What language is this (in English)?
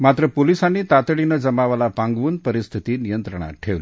Marathi